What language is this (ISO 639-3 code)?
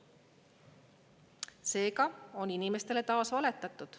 est